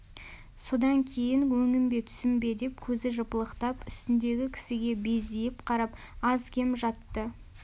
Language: Kazakh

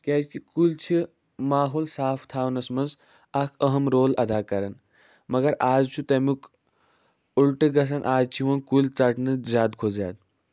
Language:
Kashmiri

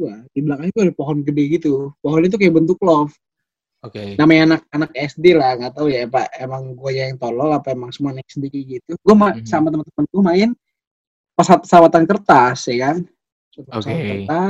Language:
Indonesian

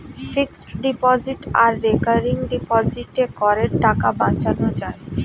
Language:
Bangla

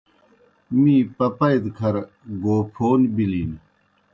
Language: Kohistani Shina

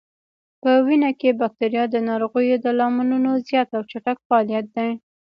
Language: Pashto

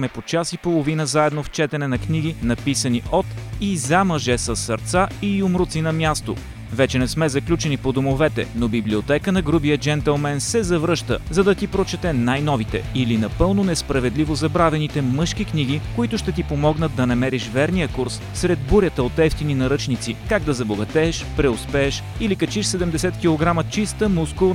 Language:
Bulgarian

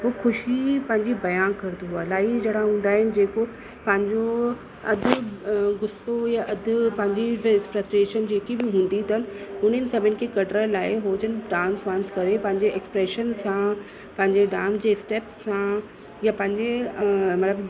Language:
Sindhi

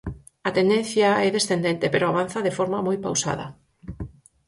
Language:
Galician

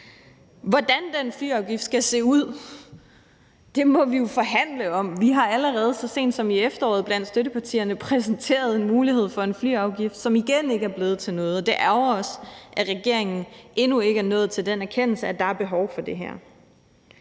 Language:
Danish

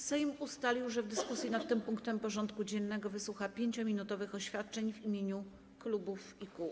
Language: Polish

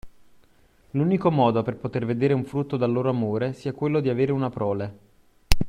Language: Italian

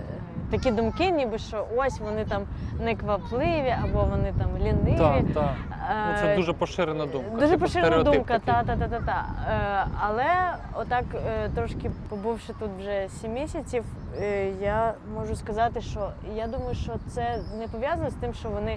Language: Ukrainian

